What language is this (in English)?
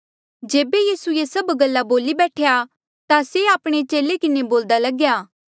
Mandeali